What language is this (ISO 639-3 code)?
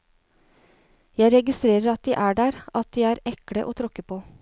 nor